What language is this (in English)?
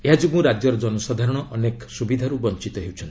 Odia